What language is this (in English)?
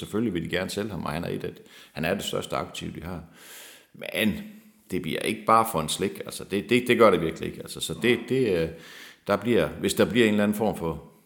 Danish